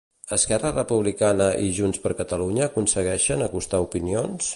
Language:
Catalan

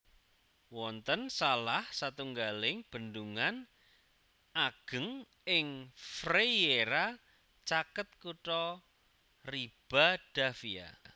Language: Javanese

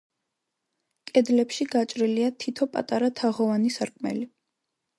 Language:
Georgian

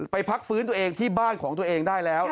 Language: Thai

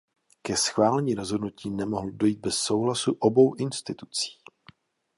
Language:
Czech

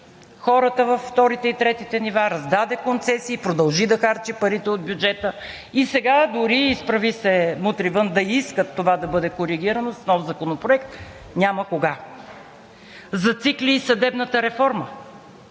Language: Bulgarian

